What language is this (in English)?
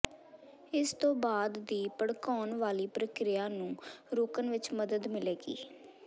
Punjabi